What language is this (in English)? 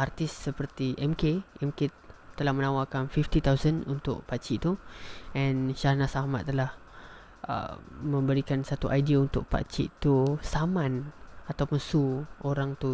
Malay